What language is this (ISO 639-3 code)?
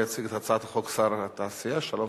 heb